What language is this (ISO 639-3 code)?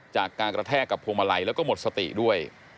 tha